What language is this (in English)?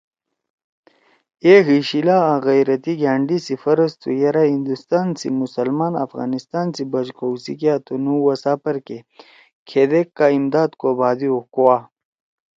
Torwali